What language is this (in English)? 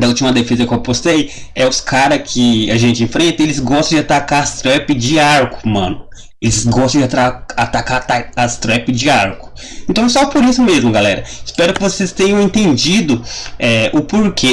Portuguese